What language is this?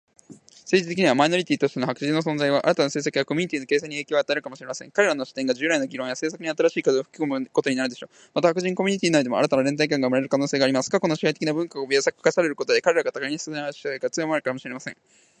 Japanese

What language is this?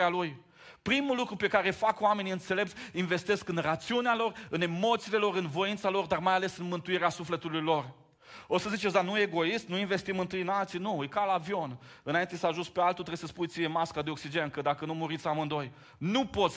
Romanian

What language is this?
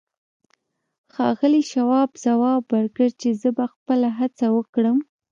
Pashto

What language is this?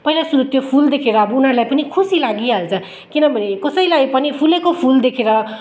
Nepali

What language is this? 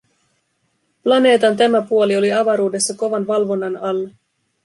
Finnish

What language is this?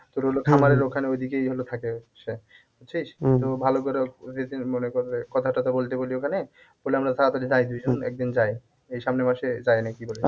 Bangla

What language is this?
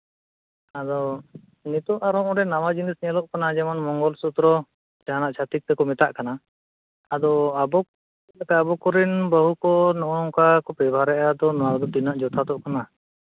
Santali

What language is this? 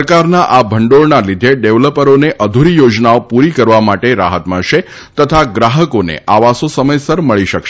Gujarati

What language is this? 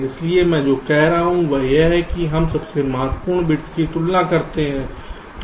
Hindi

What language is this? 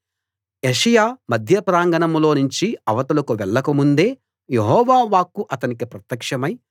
Telugu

